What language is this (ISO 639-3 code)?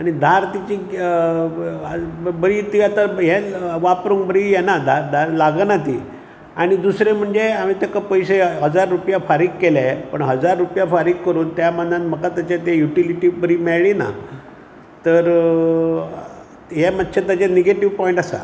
kok